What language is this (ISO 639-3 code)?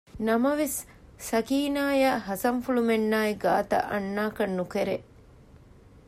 div